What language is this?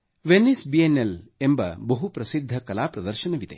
Kannada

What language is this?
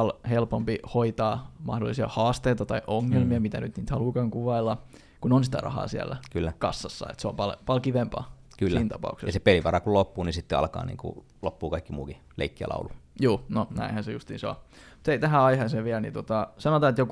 Finnish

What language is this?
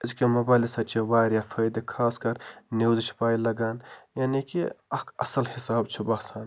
Kashmiri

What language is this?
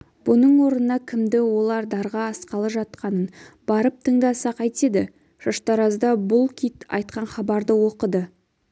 Kazakh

